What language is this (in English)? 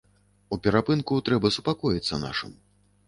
Belarusian